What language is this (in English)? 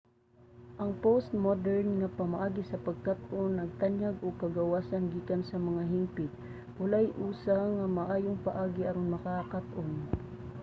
Cebuano